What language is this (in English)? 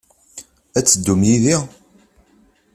Kabyle